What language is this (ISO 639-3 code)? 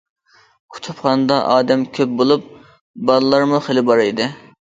uig